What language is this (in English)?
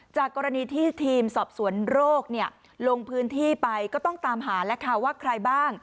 Thai